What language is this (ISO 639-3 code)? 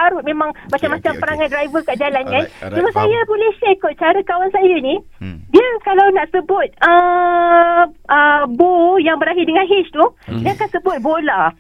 msa